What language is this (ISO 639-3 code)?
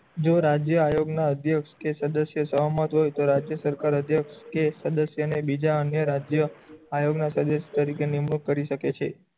guj